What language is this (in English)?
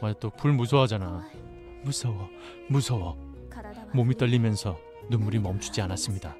Korean